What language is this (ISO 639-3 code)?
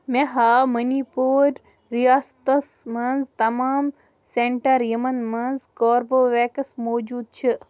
kas